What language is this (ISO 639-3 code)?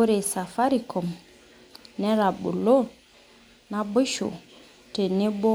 mas